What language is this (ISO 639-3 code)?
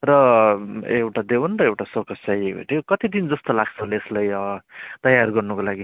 nep